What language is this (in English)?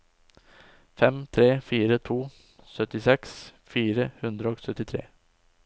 Norwegian